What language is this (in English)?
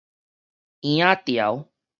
Min Nan Chinese